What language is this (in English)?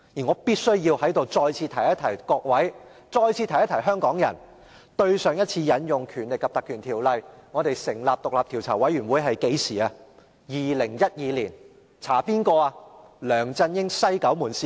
Cantonese